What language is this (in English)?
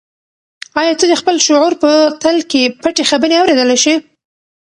Pashto